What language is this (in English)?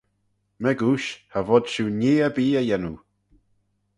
Manx